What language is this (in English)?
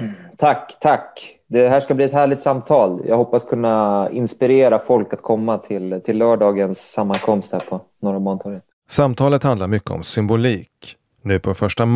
Swedish